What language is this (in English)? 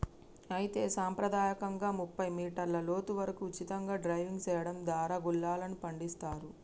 Telugu